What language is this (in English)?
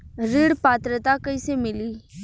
Bhojpuri